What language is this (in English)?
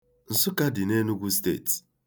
Igbo